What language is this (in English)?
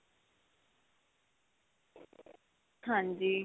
Punjabi